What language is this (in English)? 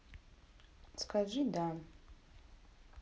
Russian